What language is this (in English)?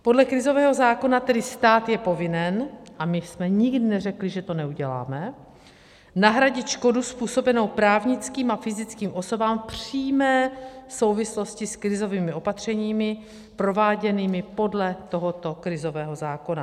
Czech